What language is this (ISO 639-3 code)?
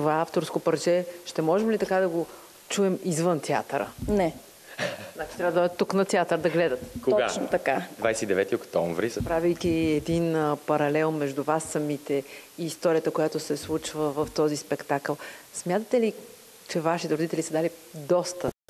bul